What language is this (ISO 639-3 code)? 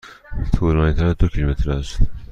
fas